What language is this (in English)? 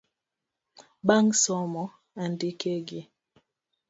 Luo (Kenya and Tanzania)